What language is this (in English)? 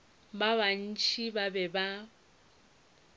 Northern Sotho